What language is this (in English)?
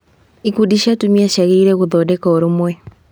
Kikuyu